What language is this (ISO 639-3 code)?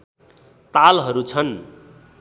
nep